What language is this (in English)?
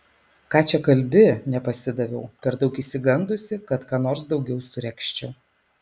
Lithuanian